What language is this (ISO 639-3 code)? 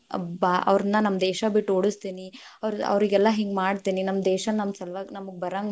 kan